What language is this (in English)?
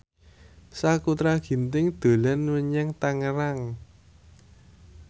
Javanese